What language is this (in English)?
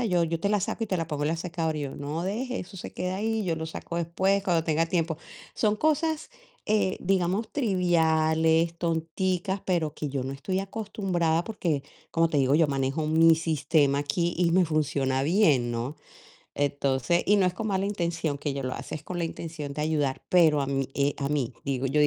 Spanish